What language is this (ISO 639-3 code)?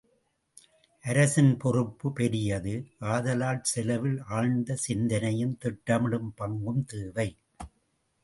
tam